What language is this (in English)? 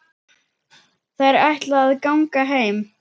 Icelandic